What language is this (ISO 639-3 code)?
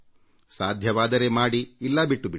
kan